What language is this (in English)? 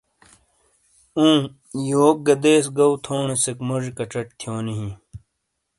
Shina